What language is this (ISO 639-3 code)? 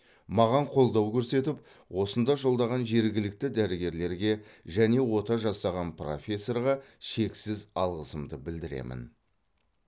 kaz